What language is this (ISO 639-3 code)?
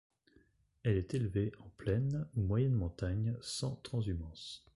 fra